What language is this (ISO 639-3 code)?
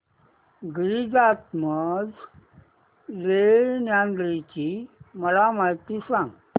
mar